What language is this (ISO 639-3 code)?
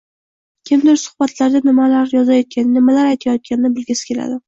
uzb